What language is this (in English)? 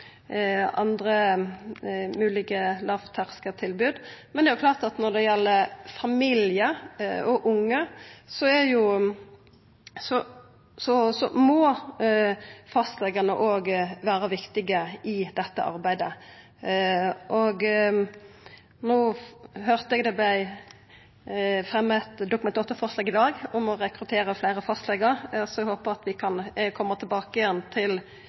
Norwegian Nynorsk